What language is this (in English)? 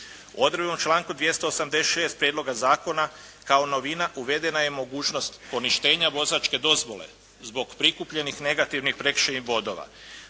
Croatian